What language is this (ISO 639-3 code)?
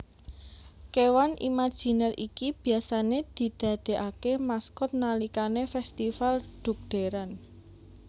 jav